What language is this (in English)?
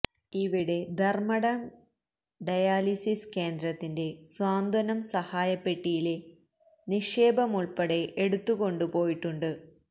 Malayalam